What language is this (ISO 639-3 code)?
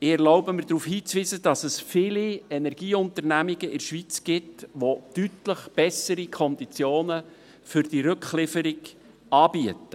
gsw